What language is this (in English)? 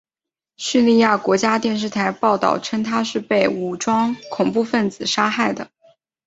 Chinese